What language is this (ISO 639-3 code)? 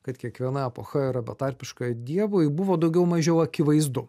lit